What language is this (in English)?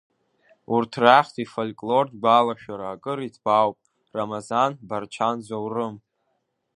Abkhazian